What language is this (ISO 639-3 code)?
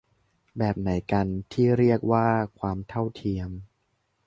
tha